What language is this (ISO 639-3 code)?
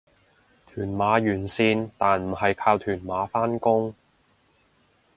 yue